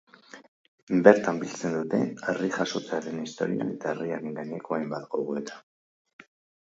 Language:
Basque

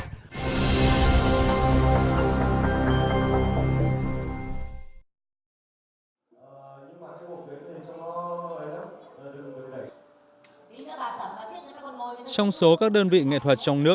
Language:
Vietnamese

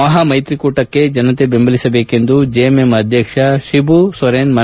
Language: Kannada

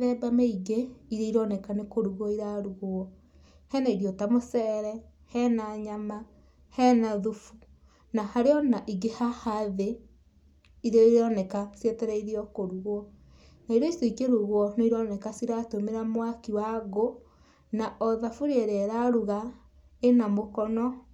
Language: Kikuyu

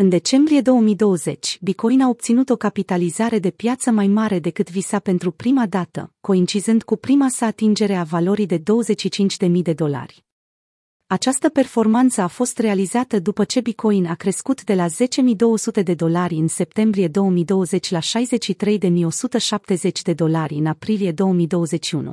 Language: Romanian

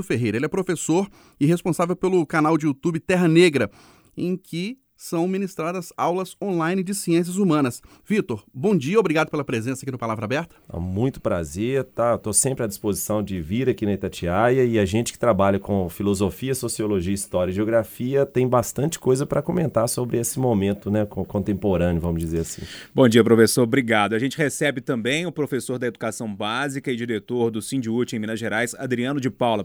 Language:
Portuguese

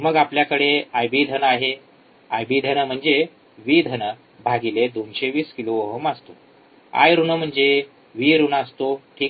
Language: Marathi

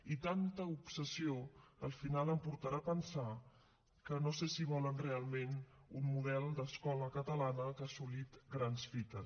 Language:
Catalan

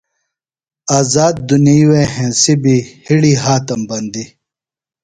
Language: Phalura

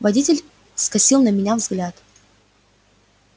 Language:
Russian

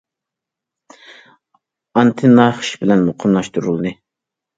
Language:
Uyghur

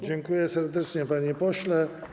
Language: Polish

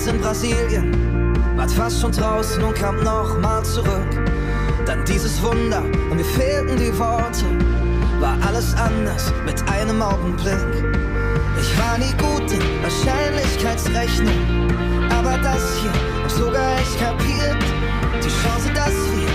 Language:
Swedish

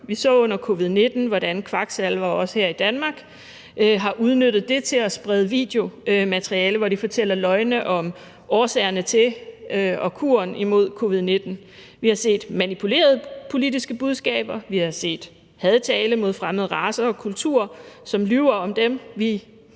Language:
Danish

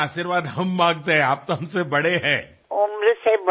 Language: Telugu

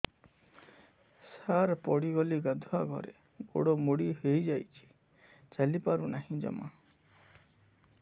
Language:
Odia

